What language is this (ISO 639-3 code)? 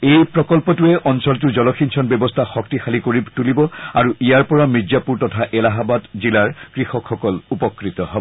asm